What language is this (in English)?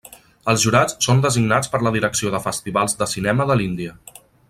Catalan